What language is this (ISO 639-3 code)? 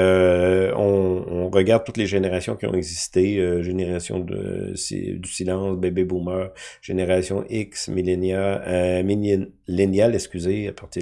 fra